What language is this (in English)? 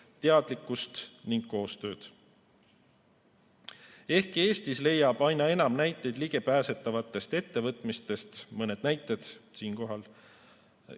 Estonian